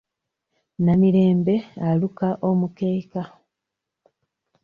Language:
Ganda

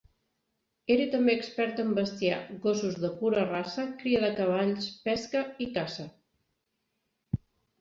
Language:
Catalan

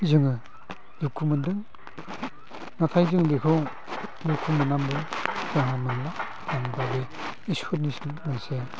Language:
Bodo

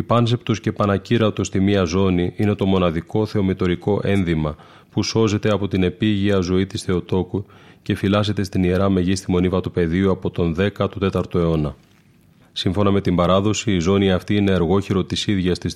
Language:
Greek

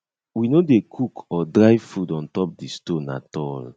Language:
Nigerian Pidgin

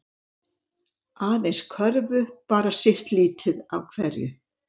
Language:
Icelandic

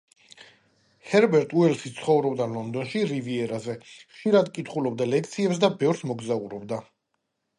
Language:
Georgian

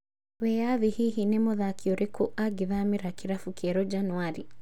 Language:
Kikuyu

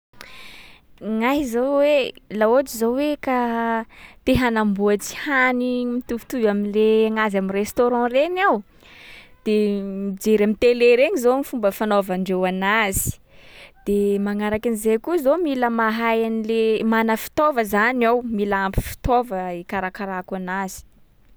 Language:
Sakalava Malagasy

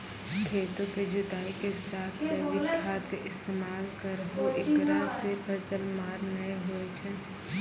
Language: Maithili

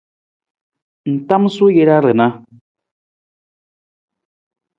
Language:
Nawdm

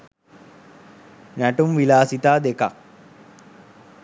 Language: Sinhala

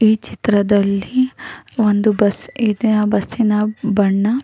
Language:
Kannada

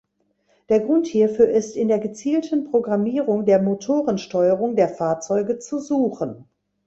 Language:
German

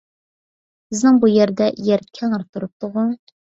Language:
Uyghur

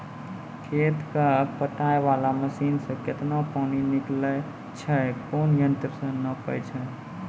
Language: Maithili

